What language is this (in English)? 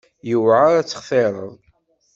Kabyle